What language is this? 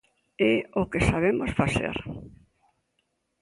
Galician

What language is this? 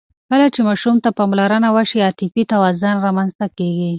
Pashto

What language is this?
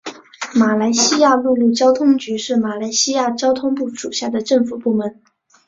Chinese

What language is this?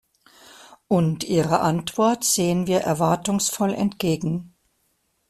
German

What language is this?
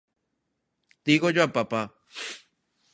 Galician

